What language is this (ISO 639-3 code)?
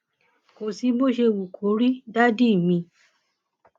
yor